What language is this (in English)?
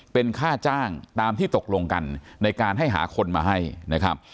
Thai